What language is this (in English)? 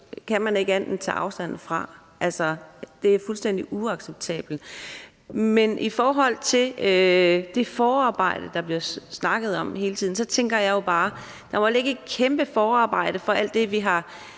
Danish